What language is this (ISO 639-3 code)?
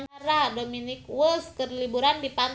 sun